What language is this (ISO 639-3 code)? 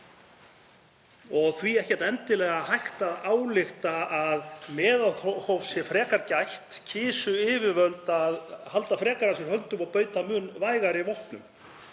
isl